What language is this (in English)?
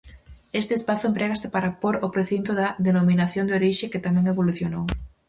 Galician